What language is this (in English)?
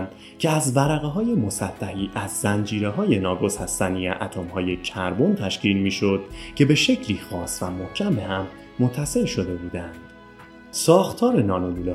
Persian